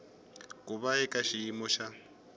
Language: Tsonga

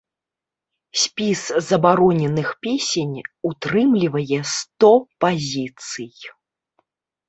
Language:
Belarusian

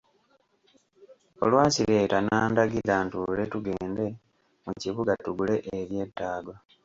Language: Ganda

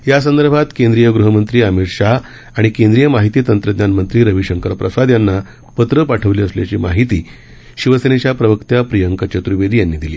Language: Marathi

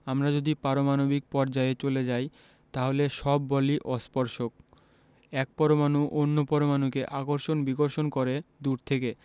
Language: Bangla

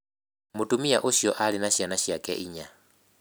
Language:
Kikuyu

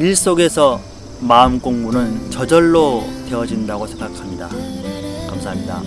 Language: Korean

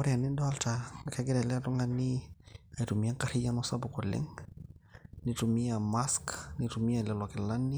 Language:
Masai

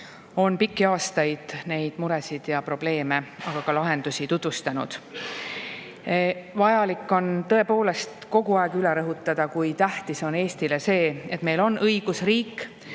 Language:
Estonian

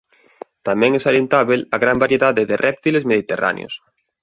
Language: Galician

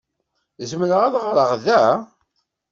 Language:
Kabyle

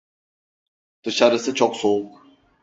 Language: Turkish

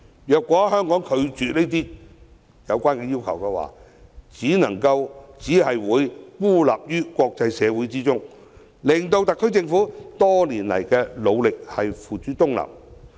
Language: Cantonese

